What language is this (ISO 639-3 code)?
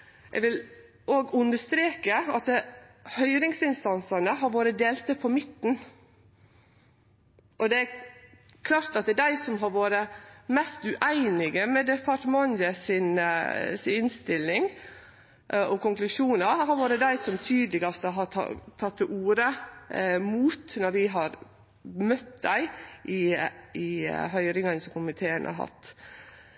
nno